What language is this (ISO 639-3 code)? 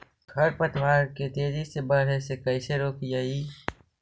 mag